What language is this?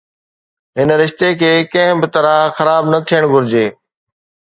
Sindhi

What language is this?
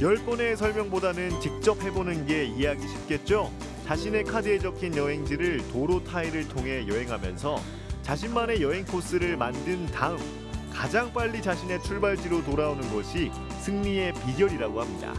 Korean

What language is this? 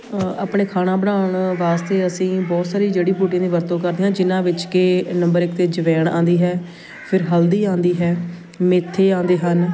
Punjabi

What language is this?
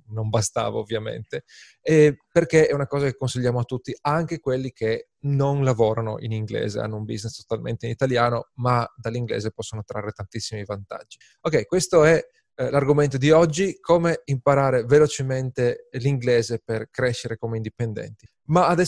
Italian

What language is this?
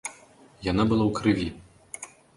Belarusian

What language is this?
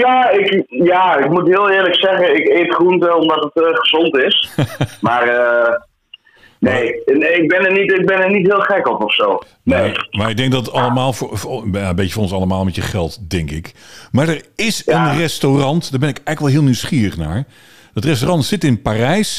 Dutch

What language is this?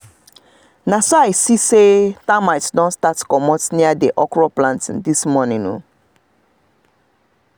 Nigerian Pidgin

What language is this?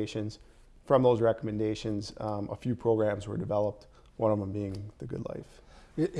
English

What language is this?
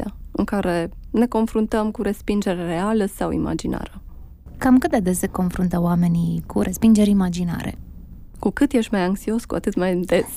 Romanian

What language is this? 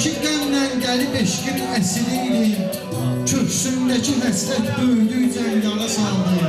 Turkish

